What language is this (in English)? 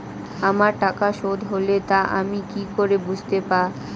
Bangla